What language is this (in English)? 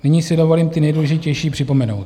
Czech